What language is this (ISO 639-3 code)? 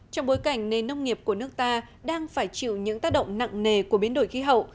vie